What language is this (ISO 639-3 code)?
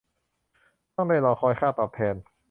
tha